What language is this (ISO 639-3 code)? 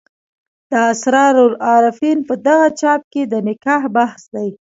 pus